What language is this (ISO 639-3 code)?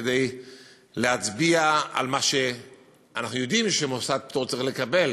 heb